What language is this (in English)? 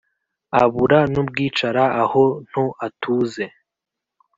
Kinyarwanda